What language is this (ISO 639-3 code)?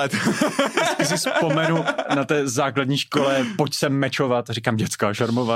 ces